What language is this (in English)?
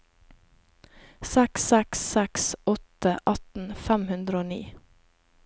Norwegian